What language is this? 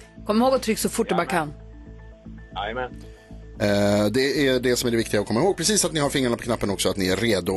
Swedish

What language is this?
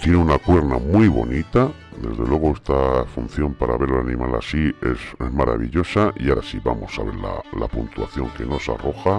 Spanish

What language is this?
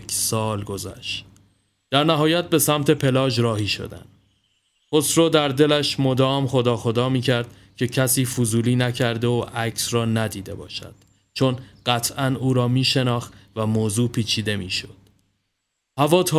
Persian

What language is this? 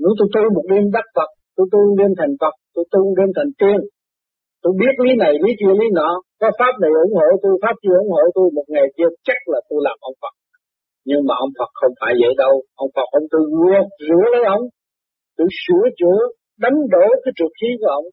Vietnamese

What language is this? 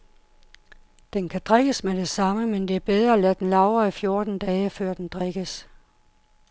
Danish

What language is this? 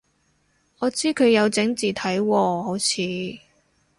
Cantonese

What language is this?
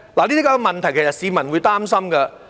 Cantonese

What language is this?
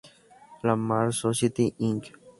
Spanish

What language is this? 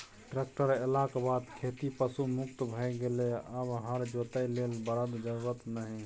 Maithili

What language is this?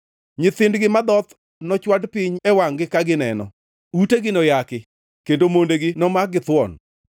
Luo (Kenya and Tanzania)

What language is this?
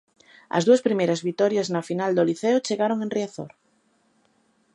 Galician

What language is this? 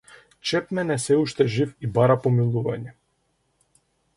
Macedonian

